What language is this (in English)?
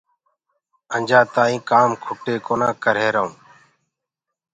Gurgula